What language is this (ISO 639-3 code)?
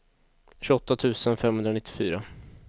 swe